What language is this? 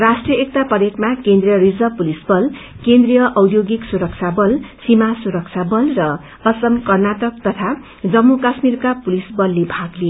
Nepali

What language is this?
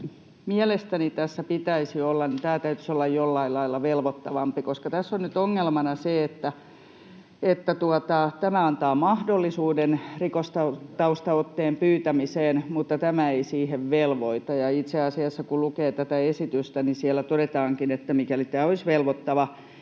Finnish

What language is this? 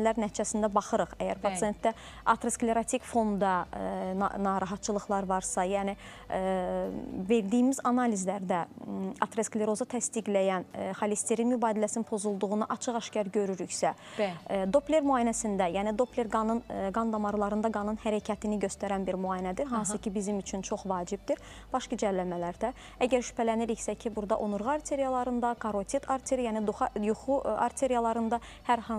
Turkish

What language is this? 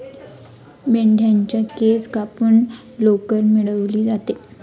Marathi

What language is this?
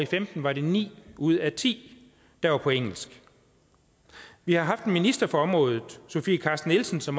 Danish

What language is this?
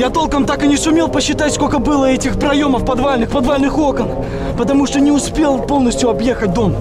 Russian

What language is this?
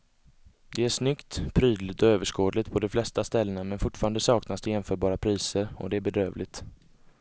Swedish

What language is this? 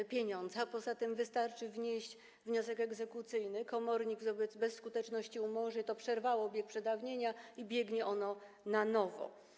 Polish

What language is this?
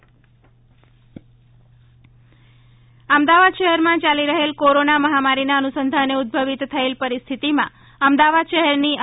Gujarati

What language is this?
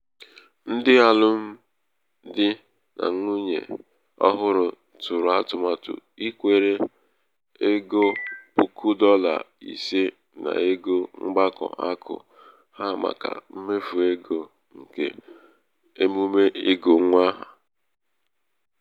Igbo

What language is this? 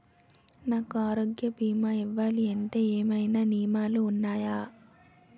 Telugu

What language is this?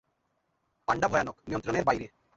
Bangla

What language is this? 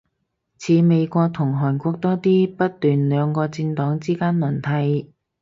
Cantonese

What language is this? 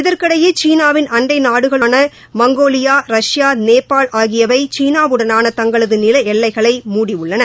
Tamil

